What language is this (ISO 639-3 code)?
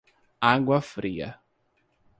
por